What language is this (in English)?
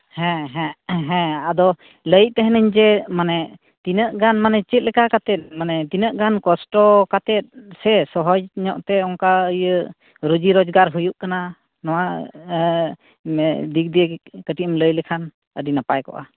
Santali